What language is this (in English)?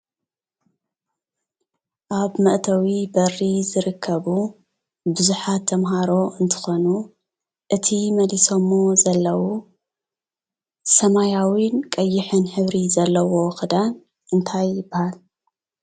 Tigrinya